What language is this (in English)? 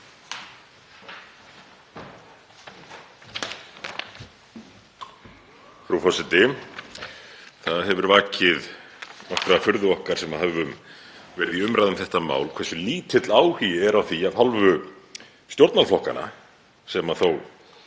Icelandic